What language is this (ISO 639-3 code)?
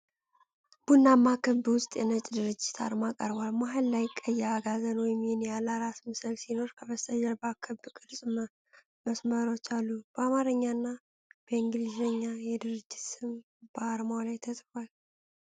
amh